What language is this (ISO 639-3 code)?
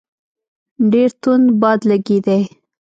pus